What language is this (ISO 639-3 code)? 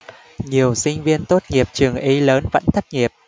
vie